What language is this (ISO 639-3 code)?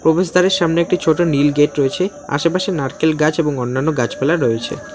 ben